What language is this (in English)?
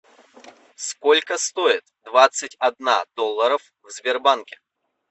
Russian